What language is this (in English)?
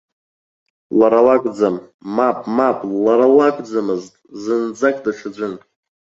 Abkhazian